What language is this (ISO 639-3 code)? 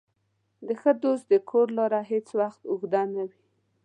pus